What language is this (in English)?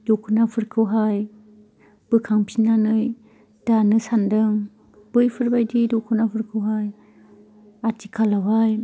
Bodo